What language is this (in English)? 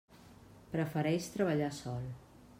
Catalan